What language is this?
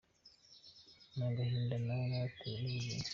Kinyarwanda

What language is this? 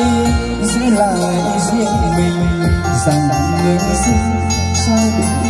Vietnamese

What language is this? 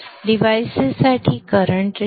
Marathi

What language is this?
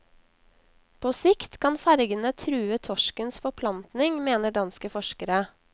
Norwegian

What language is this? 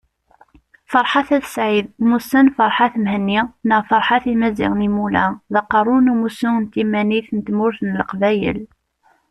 Kabyle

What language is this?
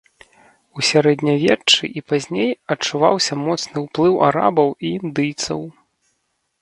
Belarusian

